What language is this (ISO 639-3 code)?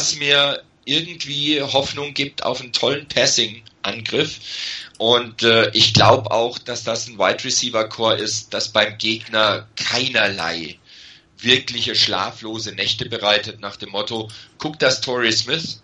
deu